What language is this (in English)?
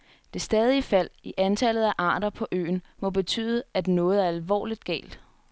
Danish